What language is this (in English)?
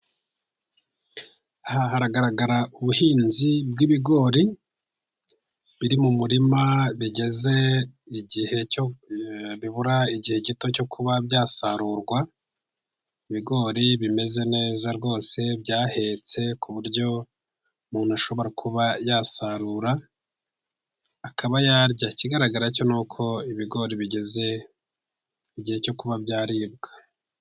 Kinyarwanda